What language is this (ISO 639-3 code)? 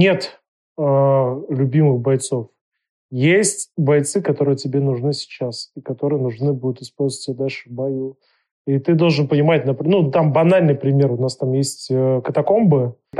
rus